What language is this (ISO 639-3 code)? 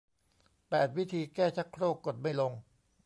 tha